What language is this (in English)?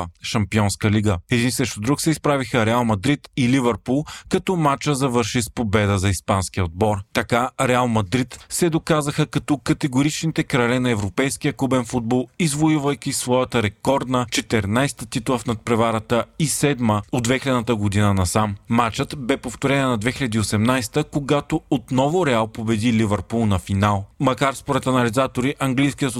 Bulgarian